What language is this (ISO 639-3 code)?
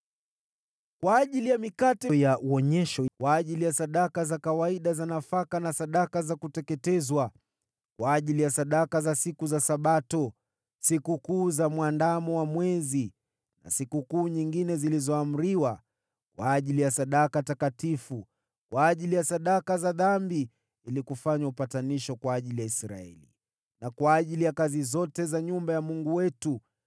swa